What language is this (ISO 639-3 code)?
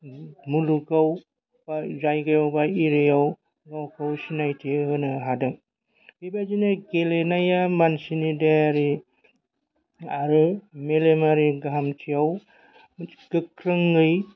brx